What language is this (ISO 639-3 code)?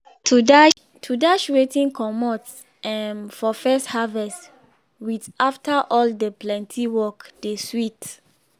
pcm